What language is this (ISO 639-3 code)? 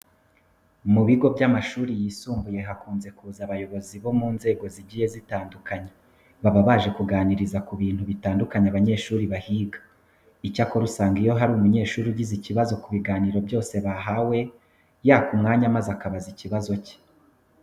kin